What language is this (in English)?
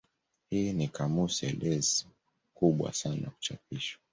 Swahili